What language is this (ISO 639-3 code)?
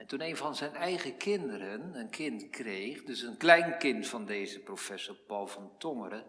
nld